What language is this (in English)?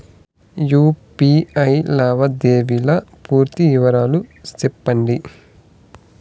Telugu